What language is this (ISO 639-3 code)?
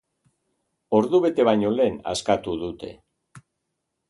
eus